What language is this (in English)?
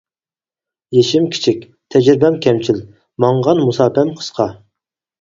Uyghur